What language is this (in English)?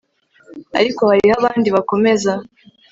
Kinyarwanda